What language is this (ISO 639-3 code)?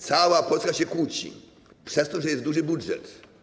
pol